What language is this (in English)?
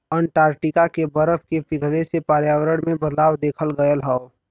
Bhojpuri